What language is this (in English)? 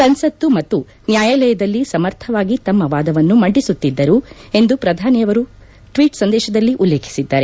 Kannada